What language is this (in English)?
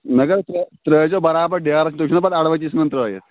Kashmiri